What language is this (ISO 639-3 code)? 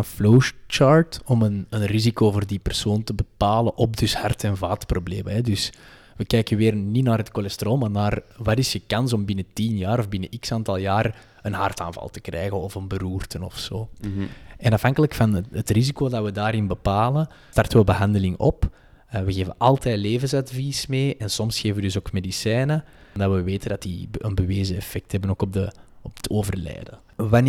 nld